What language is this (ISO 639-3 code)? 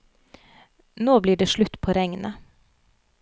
nor